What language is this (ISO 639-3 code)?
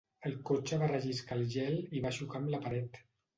cat